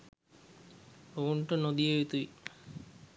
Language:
Sinhala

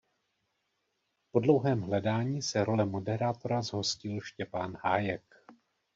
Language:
Czech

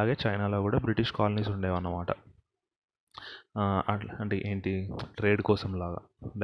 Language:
Telugu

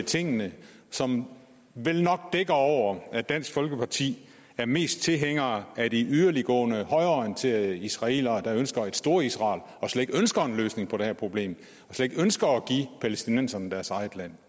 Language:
Danish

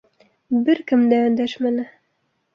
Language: Bashkir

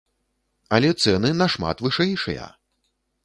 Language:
Belarusian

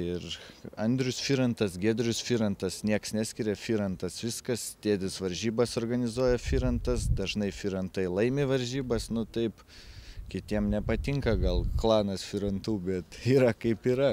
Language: Lithuanian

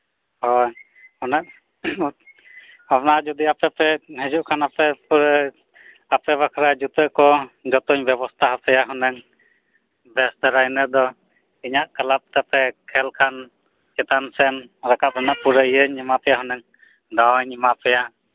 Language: Santali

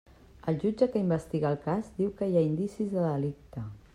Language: Catalan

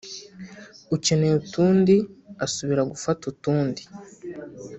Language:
Kinyarwanda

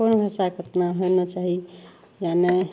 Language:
Maithili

